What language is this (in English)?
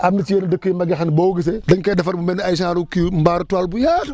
Wolof